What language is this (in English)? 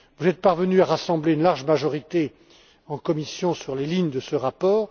French